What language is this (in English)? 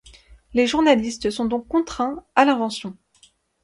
French